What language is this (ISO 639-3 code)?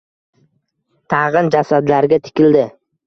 uzb